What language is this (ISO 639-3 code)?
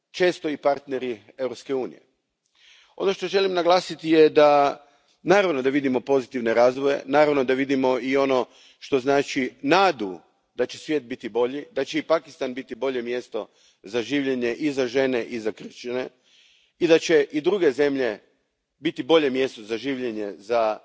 hrv